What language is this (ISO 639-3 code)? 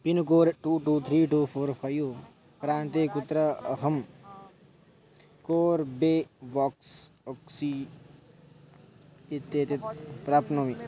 san